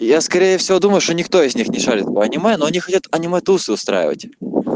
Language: Russian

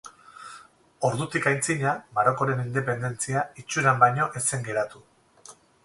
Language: Basque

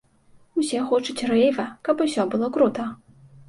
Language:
Belarusian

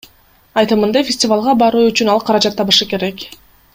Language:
Kyrgyz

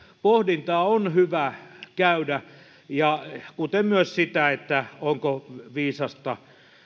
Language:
Finnish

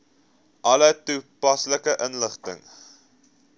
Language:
Afrikaans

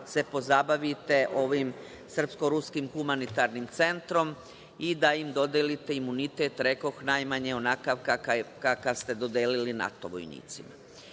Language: Serbian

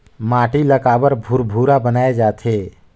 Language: Chhattisgarhi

